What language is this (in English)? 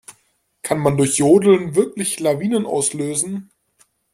German